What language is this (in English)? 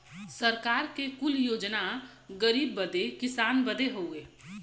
Bhojpuri